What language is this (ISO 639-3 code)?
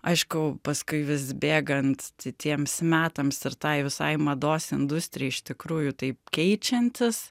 lit